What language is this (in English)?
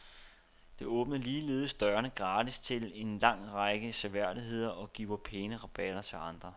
Danish